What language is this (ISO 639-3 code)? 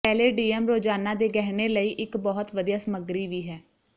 pan